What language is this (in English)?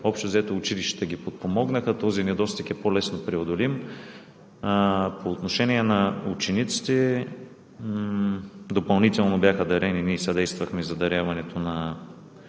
Bulgarian